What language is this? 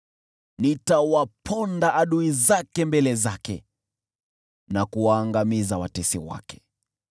Swahili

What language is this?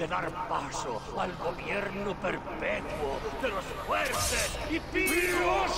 Spanish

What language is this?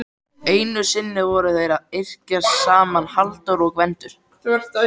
Icelandic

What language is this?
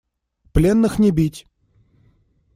Russian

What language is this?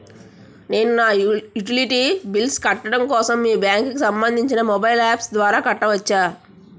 Telugu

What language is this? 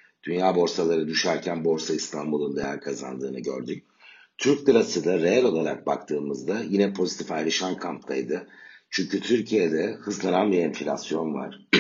Turkish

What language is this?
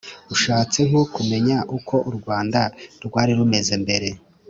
Kinyarwanda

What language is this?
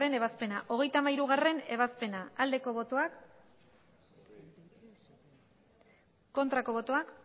Basque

